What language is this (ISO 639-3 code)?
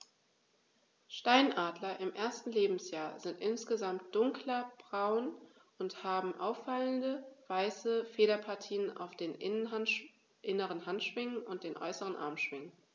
deu